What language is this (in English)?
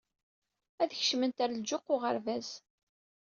Kabyle